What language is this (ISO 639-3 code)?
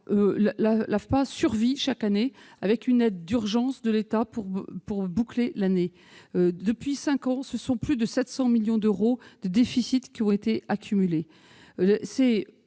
fra